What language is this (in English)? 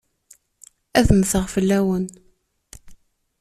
Kabyle